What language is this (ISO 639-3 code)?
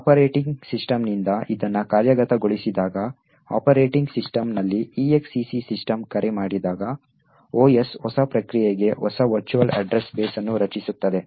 kan